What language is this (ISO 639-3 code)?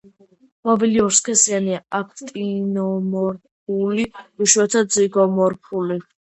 kat